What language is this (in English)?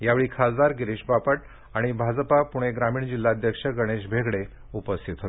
Marathi